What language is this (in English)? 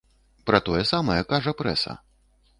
Belarusian